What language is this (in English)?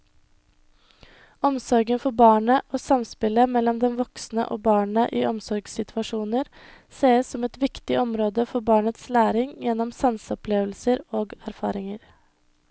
Norwegian